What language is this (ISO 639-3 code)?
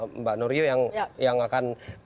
ind